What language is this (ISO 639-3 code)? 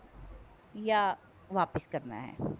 pan